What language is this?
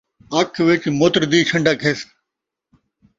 Saraiki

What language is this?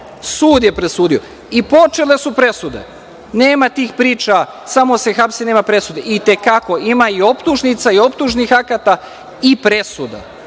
Serbian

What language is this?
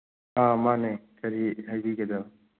Manipuri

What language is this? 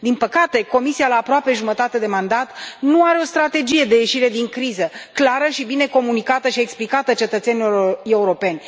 Romanian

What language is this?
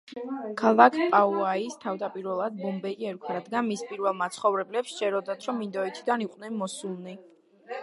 Georgian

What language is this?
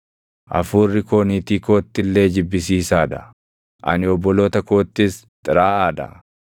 Oromo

